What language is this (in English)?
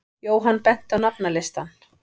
Icelandic